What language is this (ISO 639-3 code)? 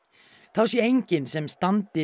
isl